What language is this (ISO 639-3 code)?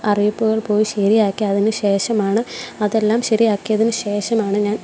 mal